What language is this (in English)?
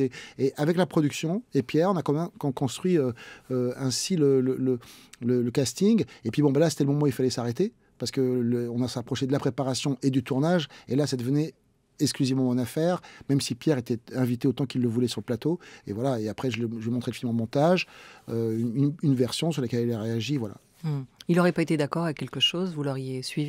French